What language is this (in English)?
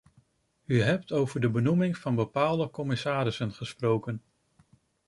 Dutch